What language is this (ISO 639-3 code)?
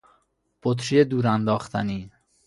fas